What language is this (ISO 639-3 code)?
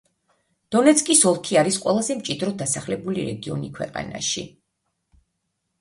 kat